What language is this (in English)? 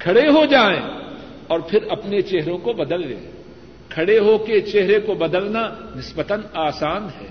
Urdu